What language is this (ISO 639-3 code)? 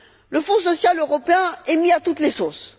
fra